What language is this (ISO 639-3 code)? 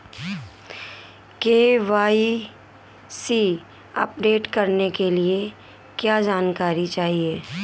hin